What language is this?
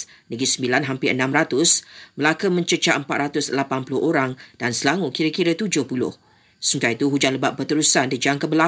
Malay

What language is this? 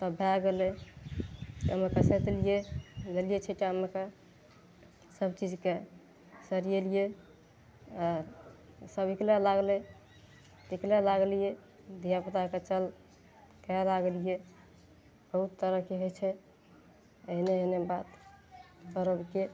Maithili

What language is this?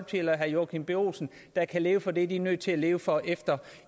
Danish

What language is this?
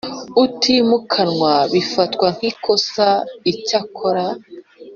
Kinyarwanda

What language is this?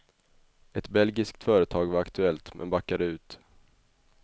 Swedish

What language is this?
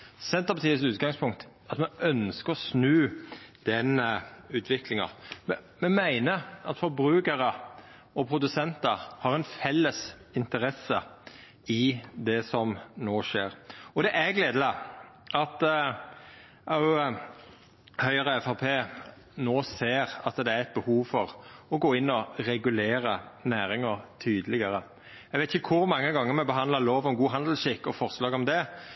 Norwegian Nynorsk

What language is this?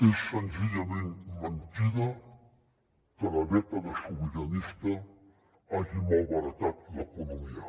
Catalan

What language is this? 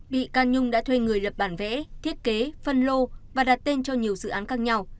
Vietnamese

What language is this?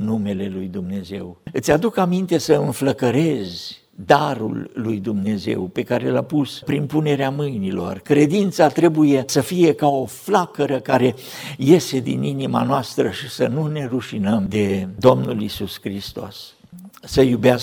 Romanian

